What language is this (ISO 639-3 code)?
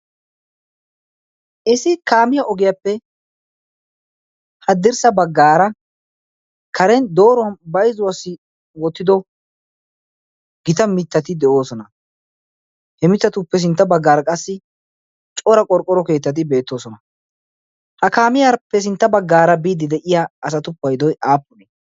wal